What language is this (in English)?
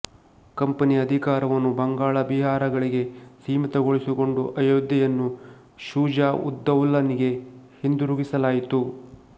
Kannada